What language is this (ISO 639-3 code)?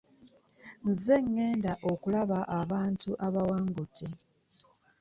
lug